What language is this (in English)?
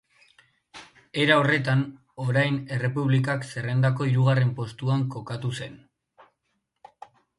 Basque